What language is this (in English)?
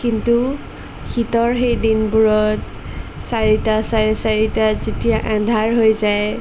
Assamese